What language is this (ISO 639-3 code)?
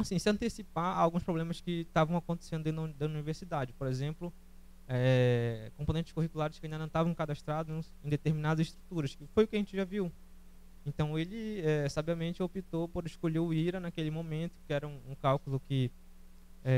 por